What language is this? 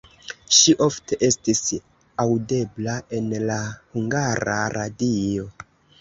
Esperanto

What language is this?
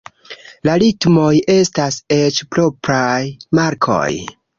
Esperanto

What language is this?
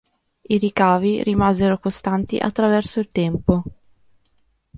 Italian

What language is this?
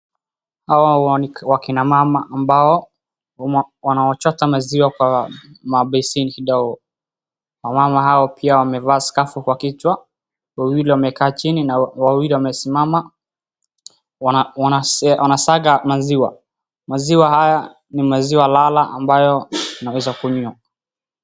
Swahili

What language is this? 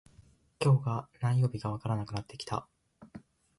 Japanese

